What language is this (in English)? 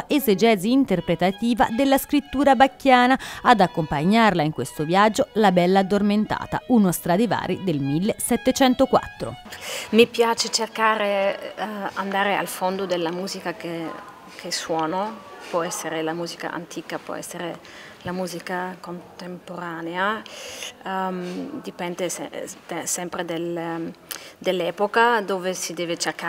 Italian